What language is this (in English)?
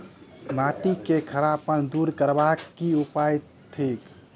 Maithili